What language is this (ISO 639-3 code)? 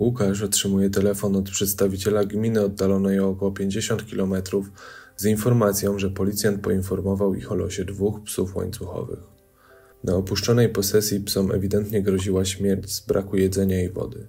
pol